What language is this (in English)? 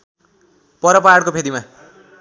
Nepali